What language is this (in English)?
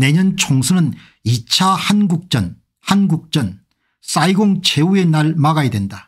Korean